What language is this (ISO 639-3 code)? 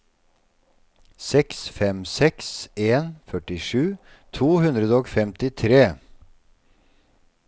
nor